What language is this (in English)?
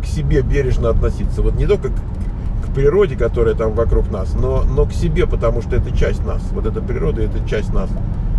Russian